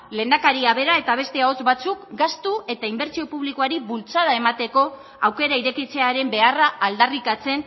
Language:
Basque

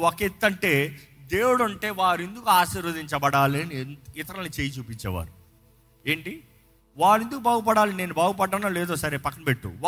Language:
Telugu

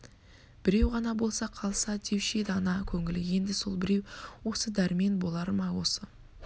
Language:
Kazakh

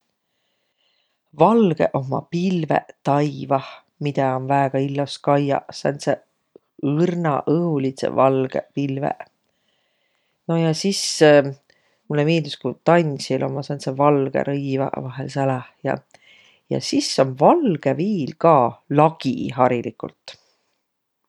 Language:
Võro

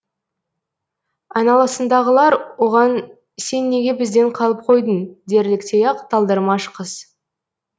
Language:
Kazakh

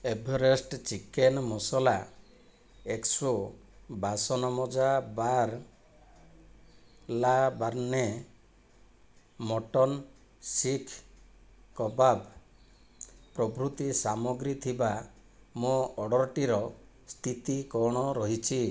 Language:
Odia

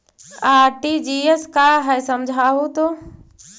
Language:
Magahi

